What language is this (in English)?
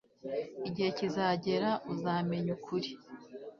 Kinyarwanda